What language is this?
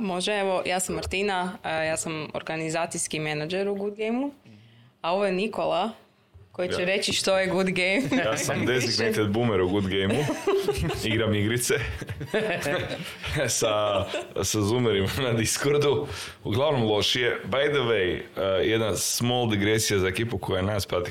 Croatian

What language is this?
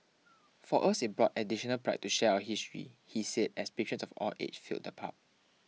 English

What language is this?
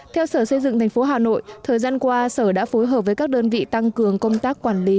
Vietnamese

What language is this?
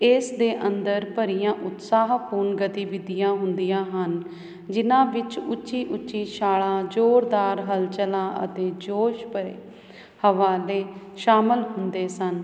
Punjabi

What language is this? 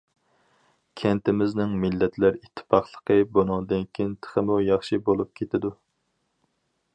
Uyghur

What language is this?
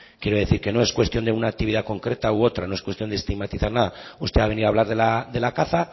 Spanish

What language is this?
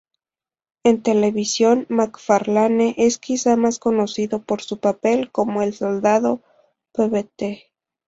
Spanish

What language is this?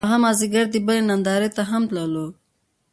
Pashto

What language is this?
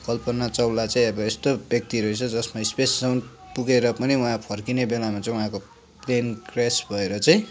Nepali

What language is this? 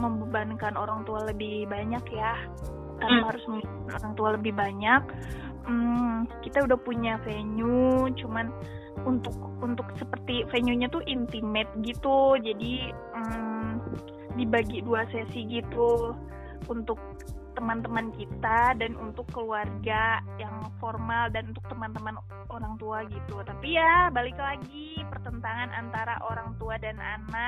Indonesian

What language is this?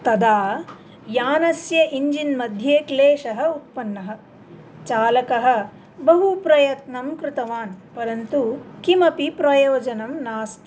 Sanskrit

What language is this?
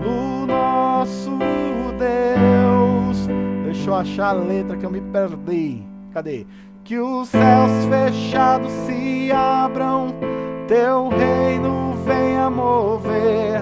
Portuguese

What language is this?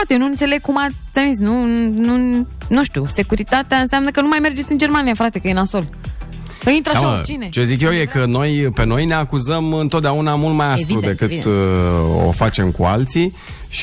Romanian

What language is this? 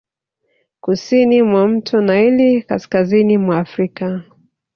Swahili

